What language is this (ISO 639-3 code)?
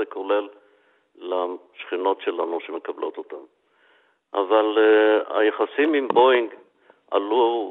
heb